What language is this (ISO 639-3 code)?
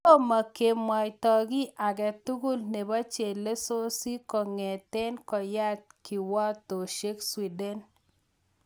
kln